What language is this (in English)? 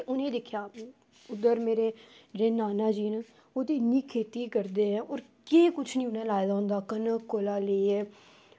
Dogri